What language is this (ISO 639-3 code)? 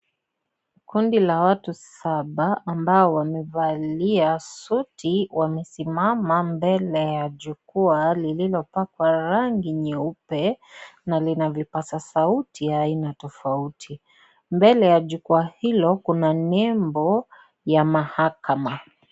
swa